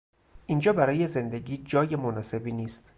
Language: Persian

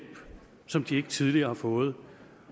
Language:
Danish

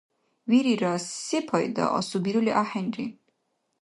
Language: Dargwa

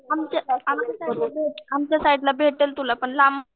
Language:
Marathi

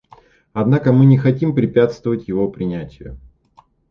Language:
Russian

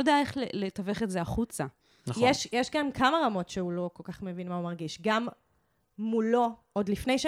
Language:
Hebrew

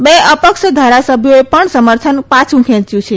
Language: Gujarati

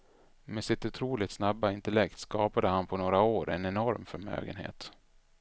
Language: Swedish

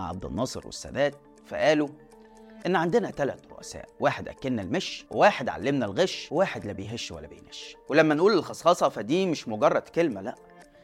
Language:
Arabic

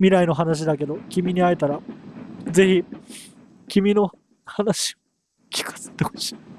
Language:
Japanese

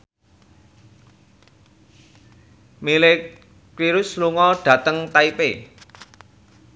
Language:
Javanese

